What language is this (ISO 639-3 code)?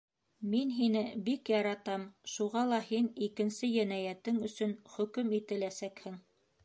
bak